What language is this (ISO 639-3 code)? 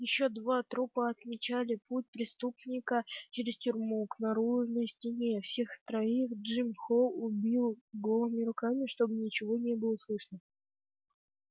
rus